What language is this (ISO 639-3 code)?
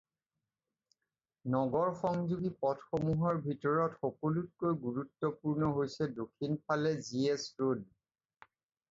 asm